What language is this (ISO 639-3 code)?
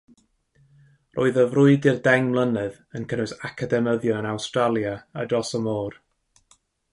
cym